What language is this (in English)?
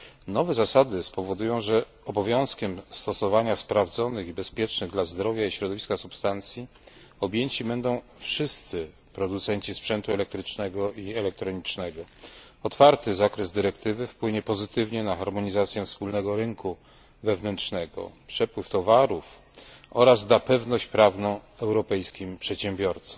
Polish